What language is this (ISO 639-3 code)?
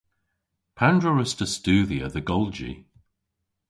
cor